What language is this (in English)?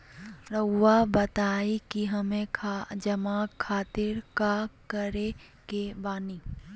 Magahi